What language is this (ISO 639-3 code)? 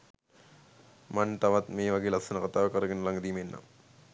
sin